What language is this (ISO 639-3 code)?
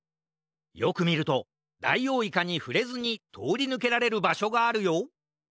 jpn